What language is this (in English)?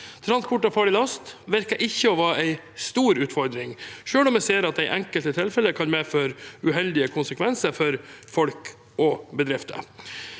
Norwegian